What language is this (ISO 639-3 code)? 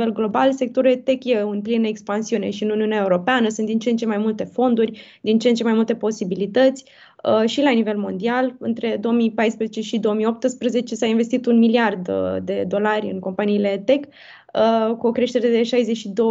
ron